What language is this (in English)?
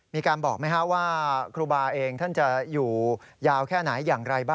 Thai